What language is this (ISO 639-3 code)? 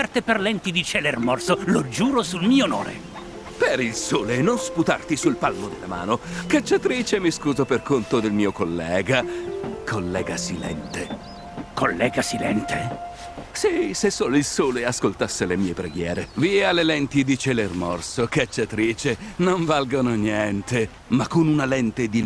ita